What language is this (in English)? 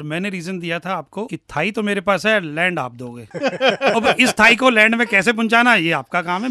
Hindi